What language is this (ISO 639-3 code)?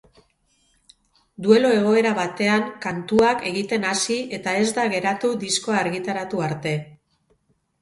eus